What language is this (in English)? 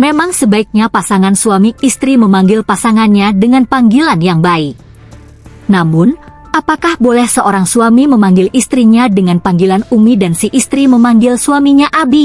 Indonesian